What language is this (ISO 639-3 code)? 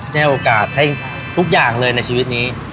tha